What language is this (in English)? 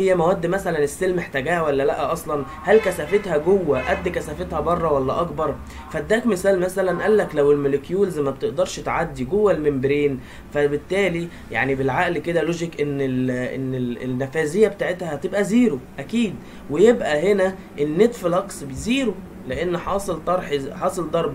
Arabic